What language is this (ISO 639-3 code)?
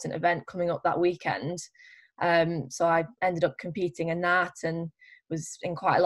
eng